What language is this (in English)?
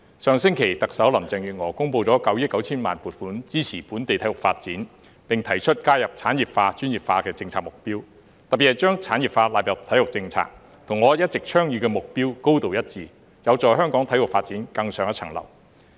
Cantonese